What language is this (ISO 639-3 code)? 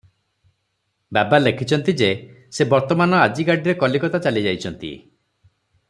ori